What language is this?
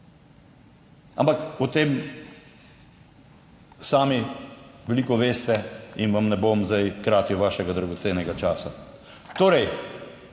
Slovenian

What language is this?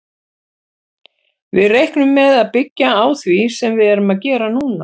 Icelandic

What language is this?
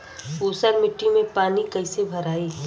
Bhojpuri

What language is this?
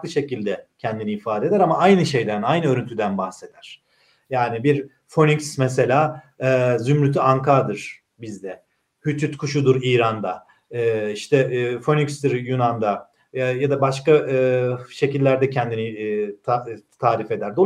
Turkish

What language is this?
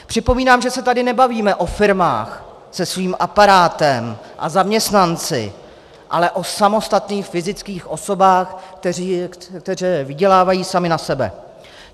Czech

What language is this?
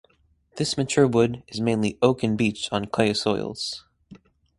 English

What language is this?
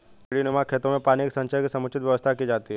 Hindi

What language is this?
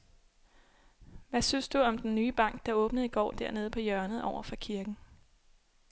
Danish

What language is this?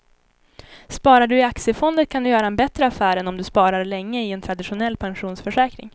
Swedish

